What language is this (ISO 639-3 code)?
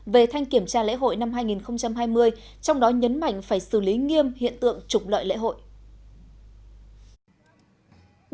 vie